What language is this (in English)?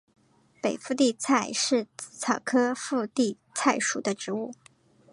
Chinese